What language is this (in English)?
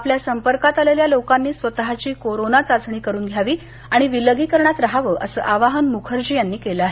Marathi